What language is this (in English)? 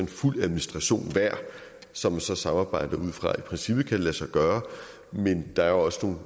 Danish